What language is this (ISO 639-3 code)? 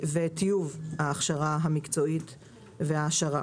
heb